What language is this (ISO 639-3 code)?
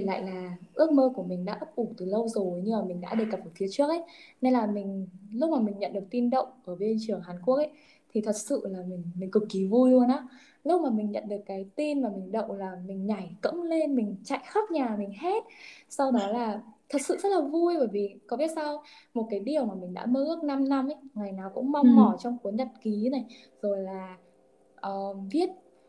vie